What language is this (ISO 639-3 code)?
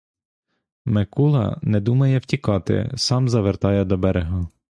ukr